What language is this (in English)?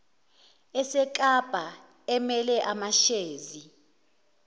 Zulu